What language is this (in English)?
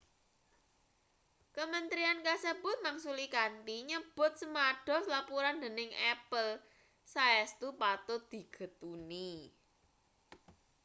Javanese